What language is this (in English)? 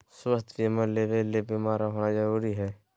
Magahi